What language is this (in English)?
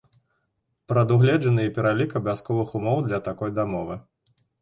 Belarusian